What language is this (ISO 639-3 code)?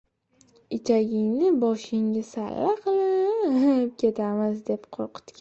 uzb